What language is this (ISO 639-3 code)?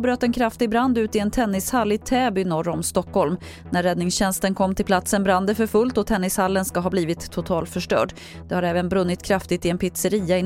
swe